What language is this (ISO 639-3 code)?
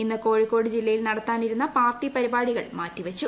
mal